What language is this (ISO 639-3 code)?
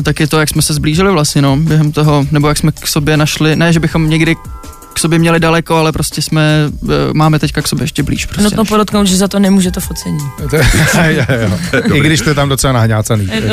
ces